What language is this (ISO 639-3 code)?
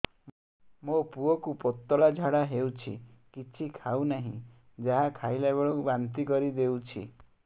ori